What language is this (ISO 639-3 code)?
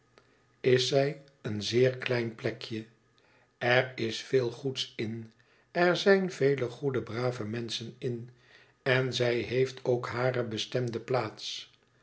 nld